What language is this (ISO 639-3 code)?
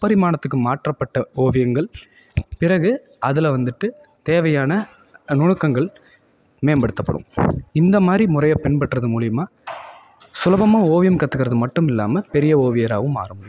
tam